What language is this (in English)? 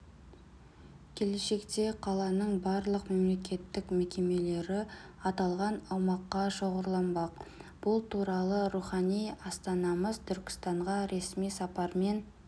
Kazakh